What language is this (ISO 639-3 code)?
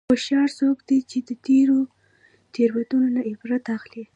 pus